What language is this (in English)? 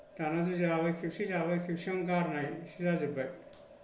Bodo